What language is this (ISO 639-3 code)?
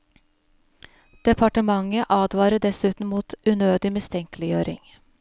nor